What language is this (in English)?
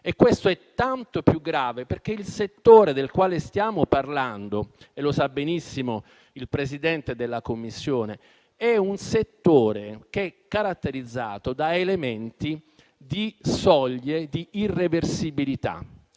Italian